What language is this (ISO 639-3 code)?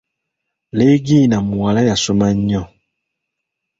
lug